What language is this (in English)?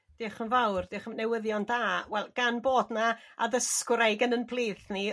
Welsh